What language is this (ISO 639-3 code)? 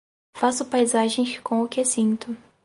por